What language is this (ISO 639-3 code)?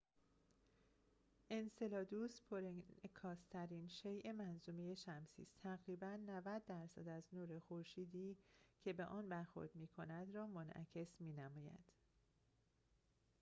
fas